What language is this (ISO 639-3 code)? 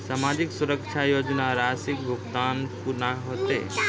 mai